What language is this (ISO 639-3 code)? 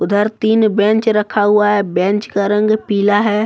hin